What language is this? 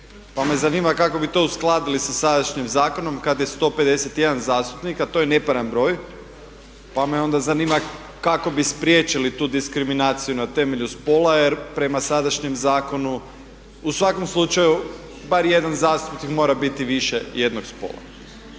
Croatian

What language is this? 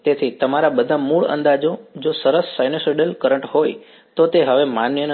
Gujarati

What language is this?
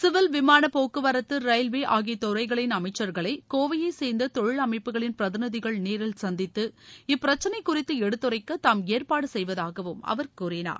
Tamil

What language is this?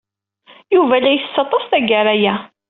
Kabyle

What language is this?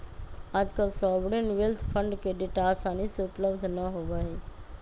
Magahi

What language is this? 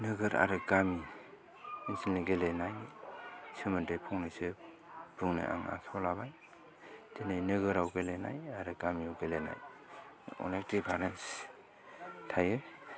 Bodo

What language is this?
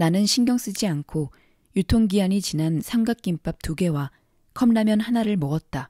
Korean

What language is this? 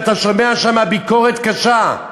Hebrew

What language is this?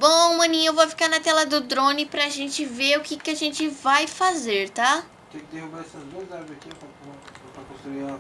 Portuguese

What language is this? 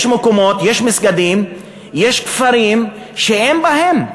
Hebrew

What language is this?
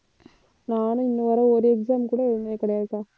Tamil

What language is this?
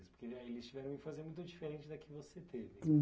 Portuguese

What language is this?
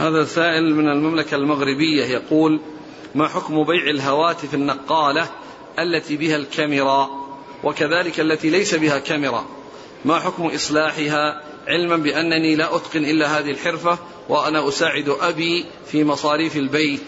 Arabic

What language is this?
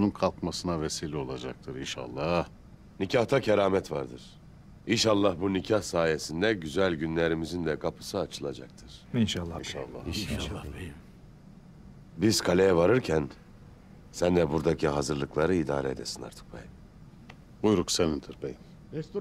Turkish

